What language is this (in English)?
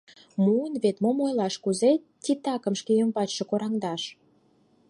Mari